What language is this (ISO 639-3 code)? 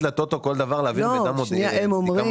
heb